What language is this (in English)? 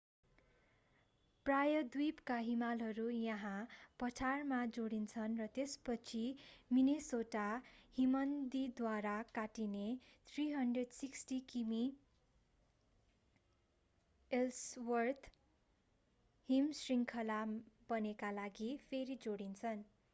Nepali